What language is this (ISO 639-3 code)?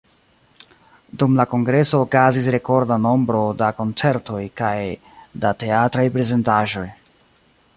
epo